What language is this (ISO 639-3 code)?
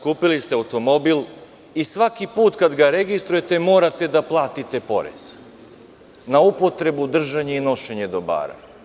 srp